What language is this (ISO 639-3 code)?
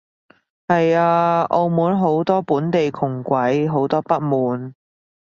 yue